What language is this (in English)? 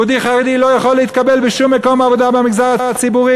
Hebrew